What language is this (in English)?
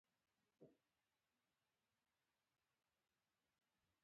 Pashto